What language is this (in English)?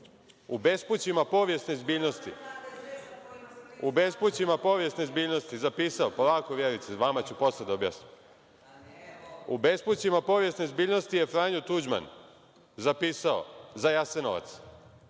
Serbian